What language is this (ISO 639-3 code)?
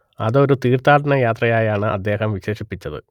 mal